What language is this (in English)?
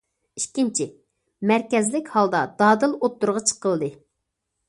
Uyghur